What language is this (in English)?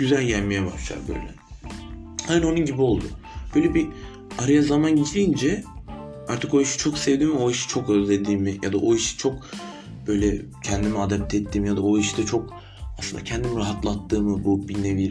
Turkish